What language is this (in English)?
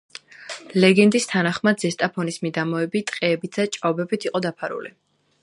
Georgian